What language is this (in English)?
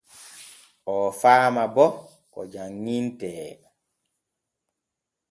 Borgu Fulfulde